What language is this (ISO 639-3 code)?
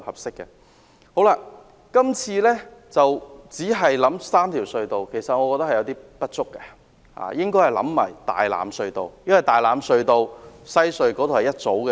yue